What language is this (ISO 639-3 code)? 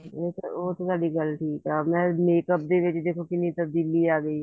pan